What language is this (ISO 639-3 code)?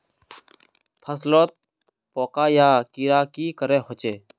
mag